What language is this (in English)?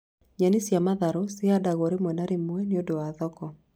Kikuyu